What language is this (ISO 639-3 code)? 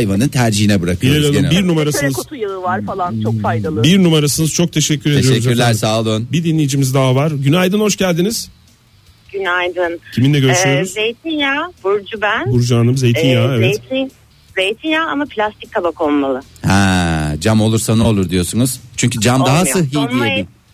tur